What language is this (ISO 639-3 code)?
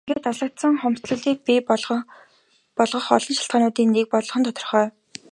mon